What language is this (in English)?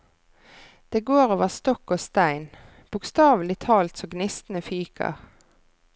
Norwegian